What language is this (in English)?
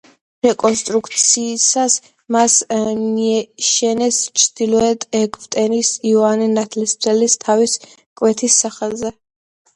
Georgian